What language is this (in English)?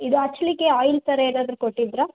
Kannada